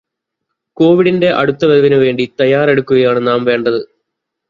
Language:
Malayalam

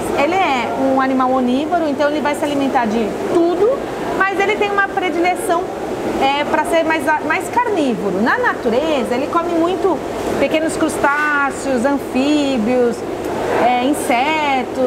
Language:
Portuguese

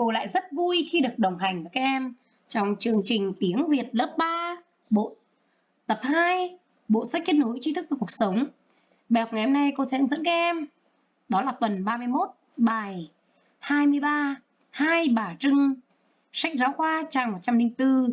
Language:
Vietnamese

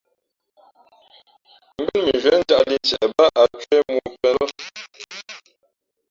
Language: Fe'fe'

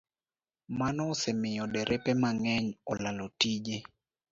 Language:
Luo (Kenya and Tanzania)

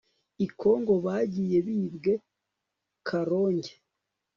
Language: Kinyarwanda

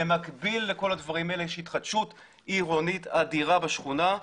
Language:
Hebrew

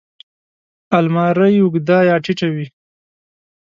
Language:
Pashto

